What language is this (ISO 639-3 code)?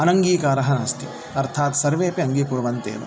san